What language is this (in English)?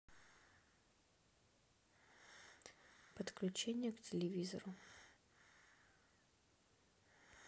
Russian